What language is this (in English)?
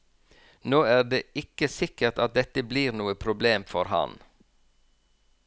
Norwegian